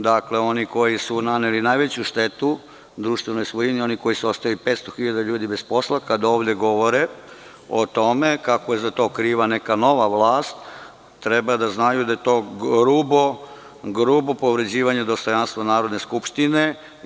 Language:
Serbian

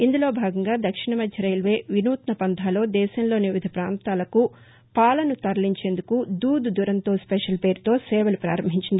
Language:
Telugu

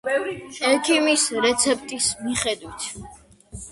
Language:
Georgian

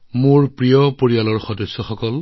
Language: Assamese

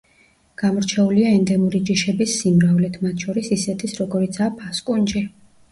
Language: Georgian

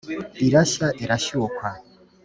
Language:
Kinyarwanda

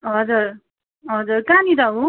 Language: Nepali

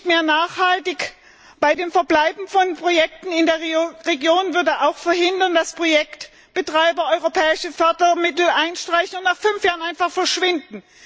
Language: German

